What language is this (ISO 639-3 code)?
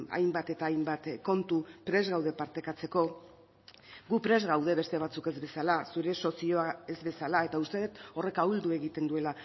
eus